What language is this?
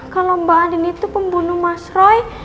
Indonesian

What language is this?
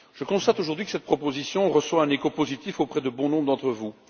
French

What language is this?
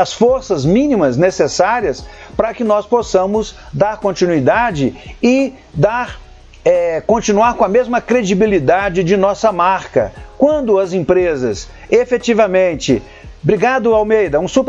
Portuguese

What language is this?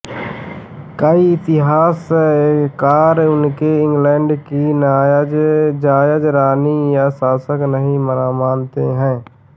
Hindi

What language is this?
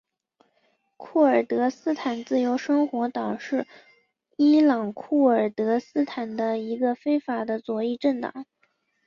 Chinese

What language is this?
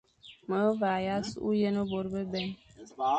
Fang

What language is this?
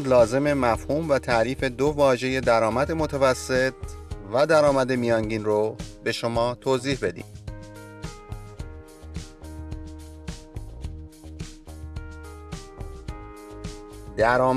Persian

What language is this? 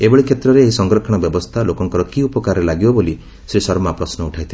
Odia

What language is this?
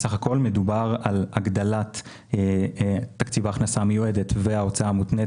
Hebrew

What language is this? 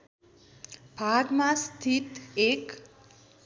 Nepali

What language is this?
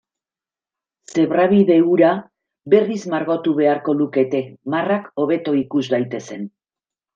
Basque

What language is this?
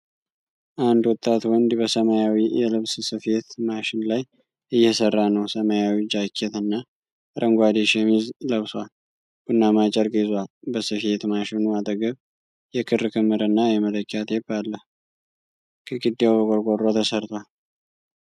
Amharic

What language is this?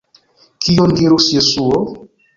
Esperanto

